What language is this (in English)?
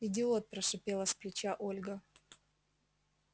Russian